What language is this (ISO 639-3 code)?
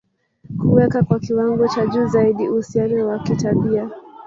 swa